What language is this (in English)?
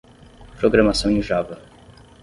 Portuguese